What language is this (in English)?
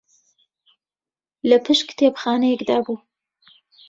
Central Kurdish